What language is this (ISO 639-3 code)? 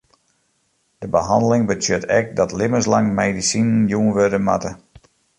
fry